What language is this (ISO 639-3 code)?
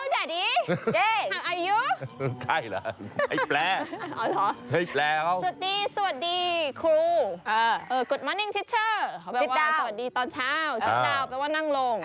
tha